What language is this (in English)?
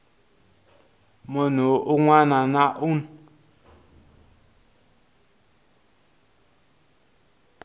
Tsonga